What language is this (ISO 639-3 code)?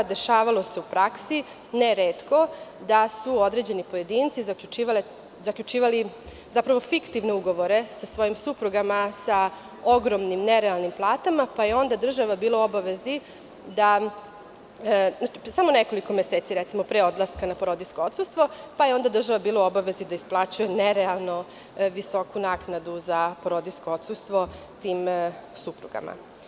srp